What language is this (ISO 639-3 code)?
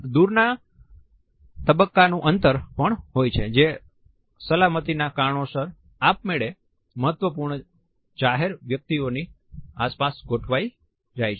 guj